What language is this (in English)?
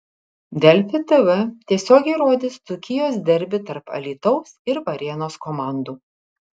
Lithuanian